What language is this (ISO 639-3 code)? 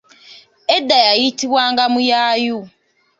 lug